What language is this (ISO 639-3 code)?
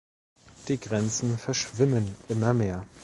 deu